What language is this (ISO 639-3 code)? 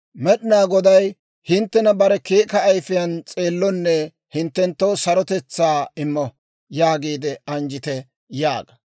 dwr